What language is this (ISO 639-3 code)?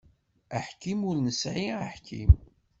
kab